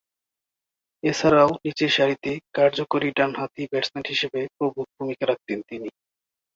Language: Bangla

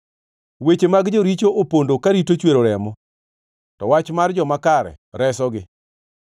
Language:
Luo (Kenya and Tanzania)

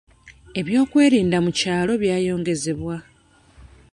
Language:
Ganda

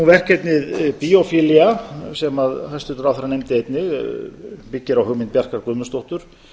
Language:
Icelandic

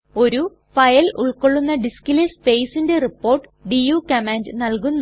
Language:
Malayalam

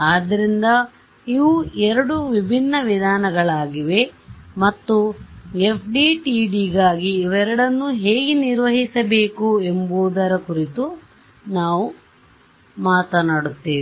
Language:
Kannada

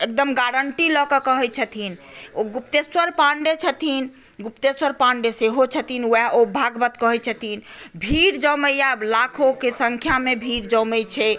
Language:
Maithili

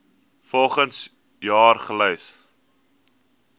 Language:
Afrikaans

